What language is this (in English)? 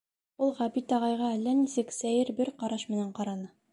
Bashkir